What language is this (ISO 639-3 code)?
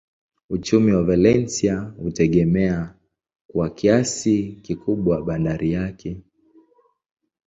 swa